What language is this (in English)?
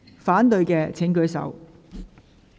Cantonese